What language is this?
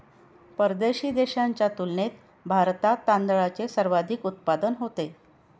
Marathi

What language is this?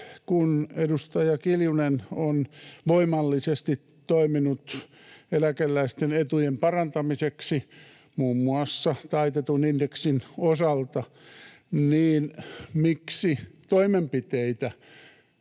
Finnish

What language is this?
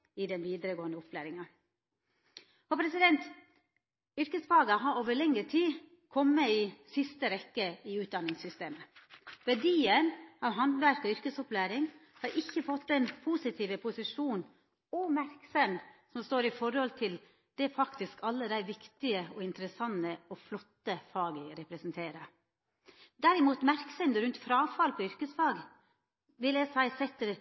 Norwegian Nynorsk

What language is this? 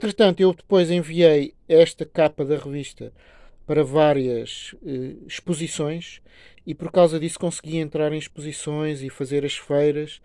Portuguese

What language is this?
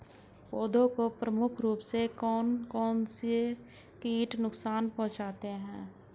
Hindi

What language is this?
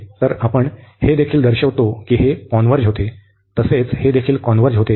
Marathi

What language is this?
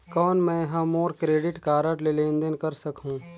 Chhattisgarhi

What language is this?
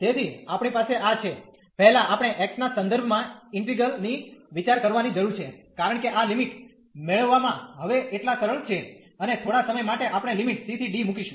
Gujarati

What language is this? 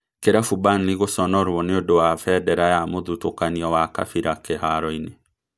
Kikuyu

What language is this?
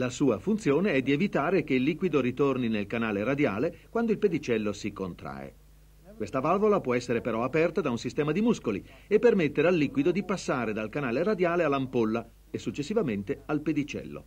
Italian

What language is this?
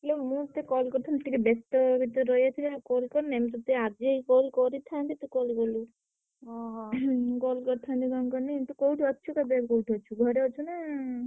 Odia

